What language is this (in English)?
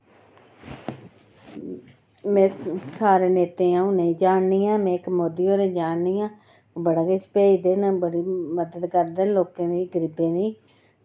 Dogri